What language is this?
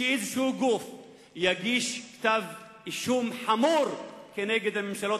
Hebrew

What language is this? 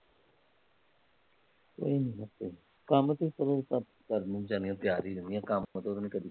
Punjabi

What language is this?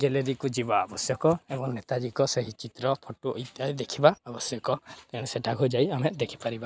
Odia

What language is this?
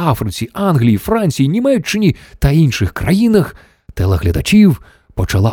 Ukrainian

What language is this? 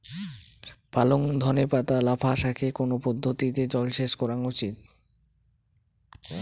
Bangla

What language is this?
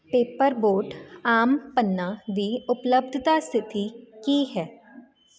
Punjabi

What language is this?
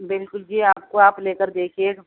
Urdu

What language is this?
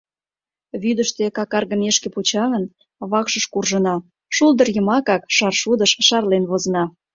Mari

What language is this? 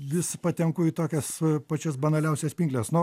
Lithuanian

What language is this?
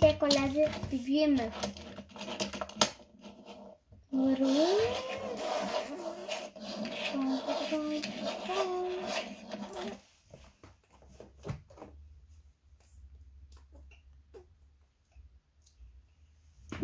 Polish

